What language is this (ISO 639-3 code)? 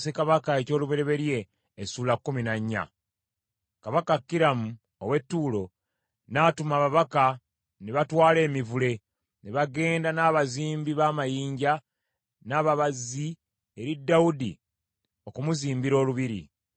lug